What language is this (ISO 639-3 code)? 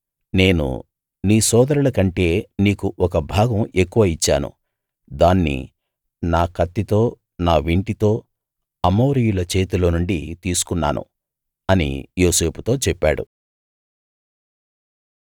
tel